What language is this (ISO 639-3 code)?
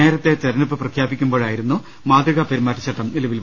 mal